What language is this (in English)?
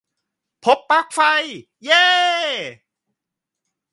Thai